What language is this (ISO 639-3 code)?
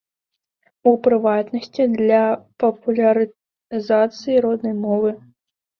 bel